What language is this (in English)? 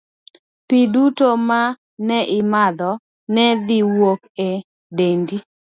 Luo (Kenya and Tanzania)